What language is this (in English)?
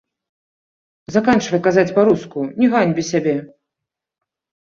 Belarusian